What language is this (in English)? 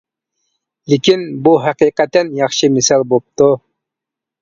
Uyghur